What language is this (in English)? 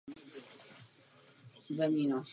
Czech